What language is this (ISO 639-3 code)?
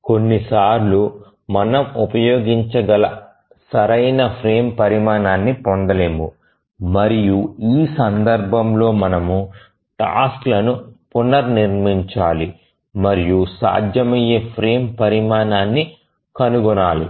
tel